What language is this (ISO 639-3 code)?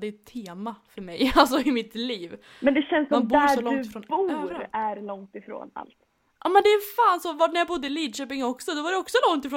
swe